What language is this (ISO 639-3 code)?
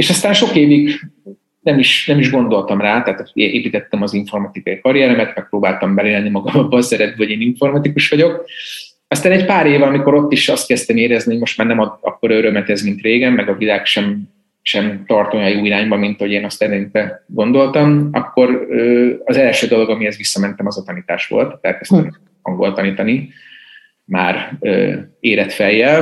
hun